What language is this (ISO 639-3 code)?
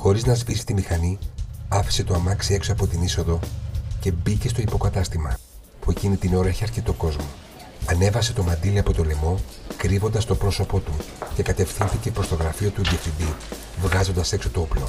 ell